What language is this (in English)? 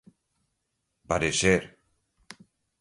Portuguese